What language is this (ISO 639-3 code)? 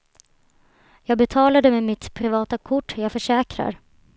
swe